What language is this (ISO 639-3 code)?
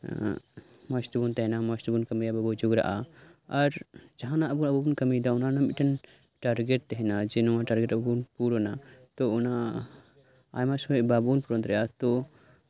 sat